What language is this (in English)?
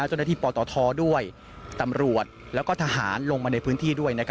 Thai